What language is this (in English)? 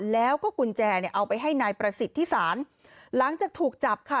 Thai